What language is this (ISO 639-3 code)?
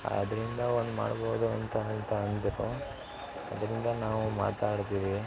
kan